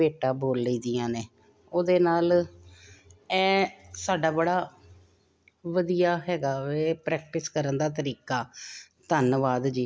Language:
Punjabi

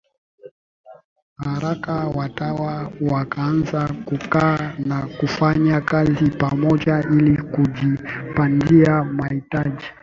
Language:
Swahili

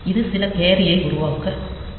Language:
Tamil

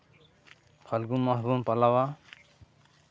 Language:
Santali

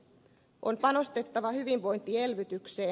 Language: Finnish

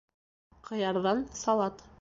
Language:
Bashkir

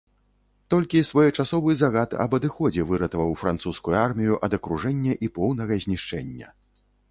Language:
Belarusian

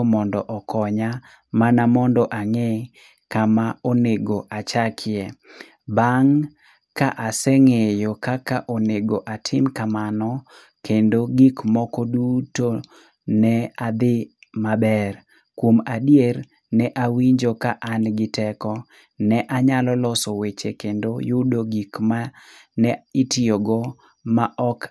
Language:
Luo (Kenya and Tanzania)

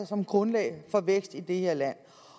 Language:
Danish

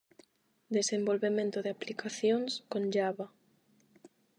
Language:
Galician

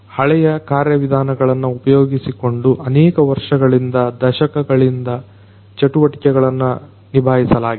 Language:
Kannada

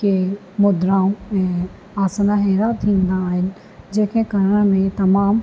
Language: Sindhi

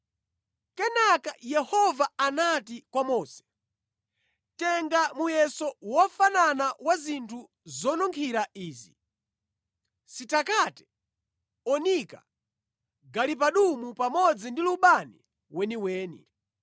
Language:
Nyanja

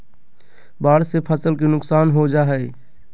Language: Magahi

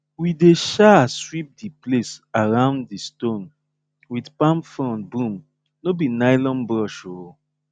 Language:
Nigerian Pidgin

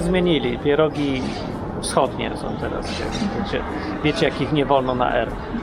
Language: Polish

